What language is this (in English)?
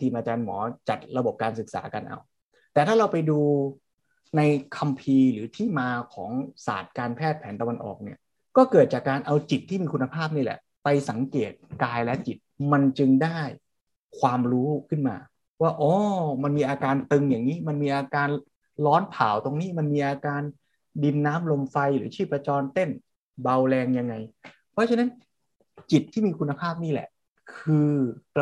Thai